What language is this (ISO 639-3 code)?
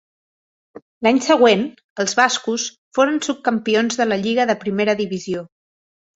cat